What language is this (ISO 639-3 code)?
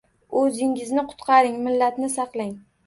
uzb